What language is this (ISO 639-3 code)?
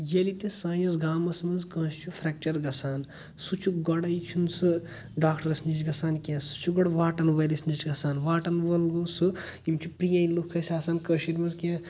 kas